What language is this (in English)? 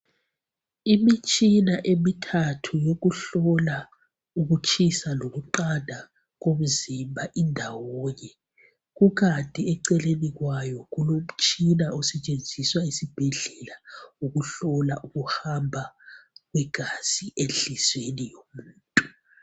North Ndebele